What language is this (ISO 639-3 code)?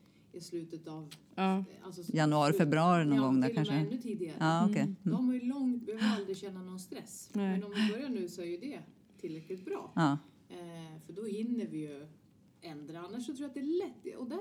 swe